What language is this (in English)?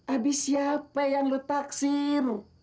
Indonesian